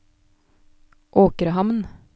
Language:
Norwegian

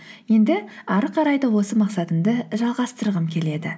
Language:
Kazakh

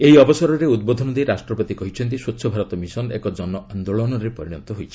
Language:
Odia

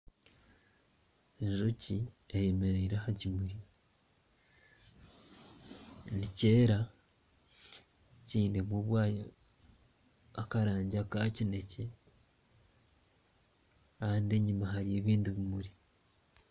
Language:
Nyankole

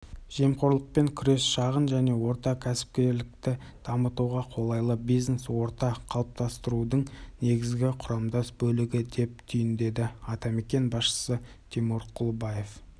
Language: Kazakh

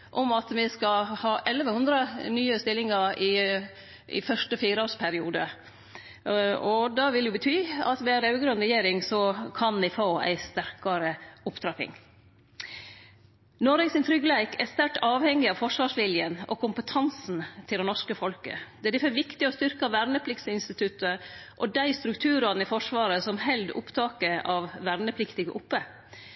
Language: Norwegian Nynorsk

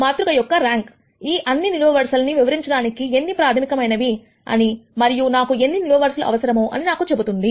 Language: Telugu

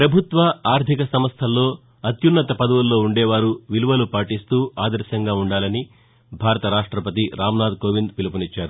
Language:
Telugu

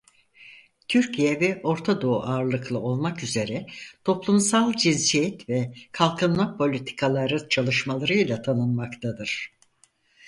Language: Turkish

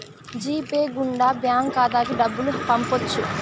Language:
Telugu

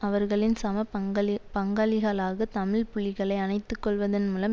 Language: Tamil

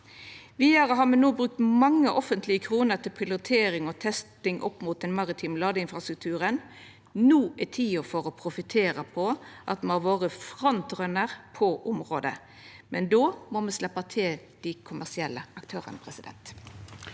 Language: Norwegian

